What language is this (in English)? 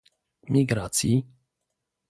Polish